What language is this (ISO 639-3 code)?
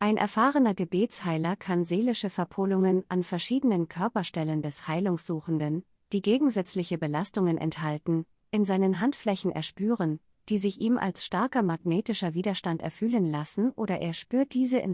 deu